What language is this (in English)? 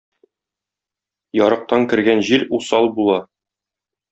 Tatar